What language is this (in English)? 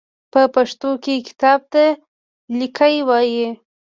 Pashto